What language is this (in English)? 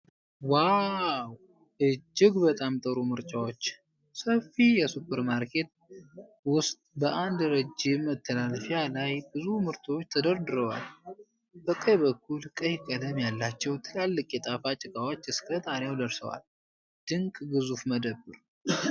Amharic